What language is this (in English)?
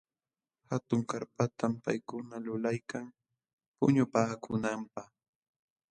Jauja Wanca Quechua